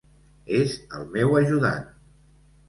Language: Catalan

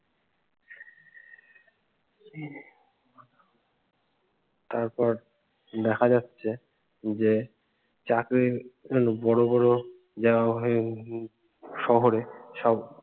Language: Bangla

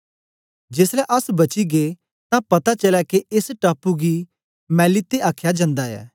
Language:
Dogri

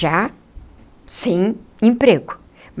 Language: Portuguese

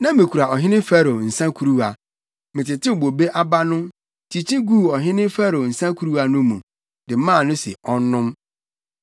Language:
Akan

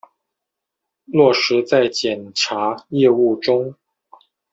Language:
Chinese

